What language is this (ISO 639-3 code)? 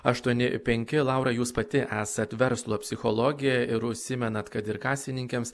lit